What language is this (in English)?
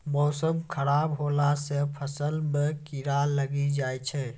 Maithili